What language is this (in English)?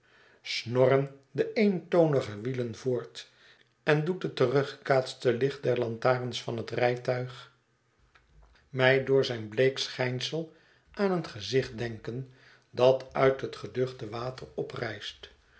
Dutch